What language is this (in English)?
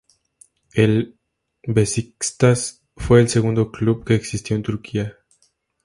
Spanish